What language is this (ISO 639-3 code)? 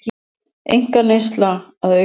isl